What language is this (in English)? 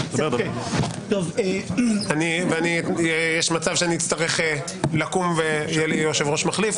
Hebrew